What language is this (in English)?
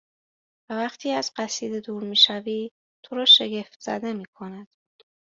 Persian